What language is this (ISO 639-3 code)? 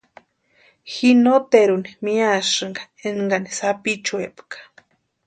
pua